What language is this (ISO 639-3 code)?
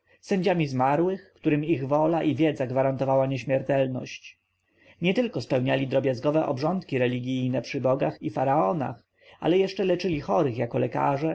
pol